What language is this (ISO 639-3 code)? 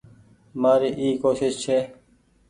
gig